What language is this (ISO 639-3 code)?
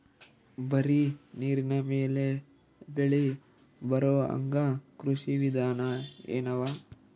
kan